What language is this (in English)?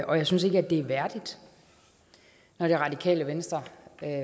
Danish